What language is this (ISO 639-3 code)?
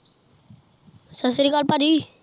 pan